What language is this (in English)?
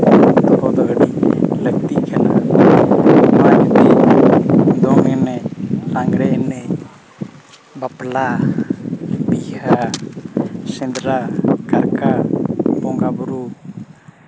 Santali